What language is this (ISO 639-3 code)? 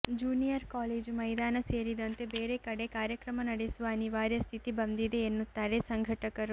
kan